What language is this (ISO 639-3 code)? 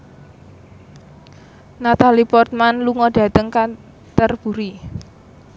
jav